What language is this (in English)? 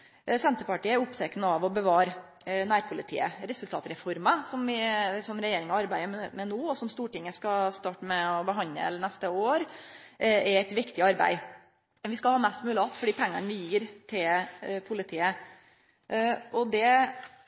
Norwegian Nynorsk